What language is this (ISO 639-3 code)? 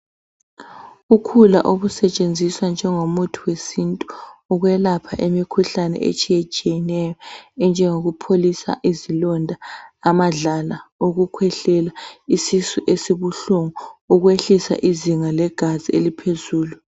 nde